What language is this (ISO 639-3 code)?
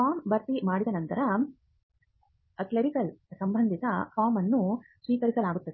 kan